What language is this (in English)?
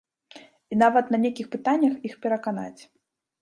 Belarusian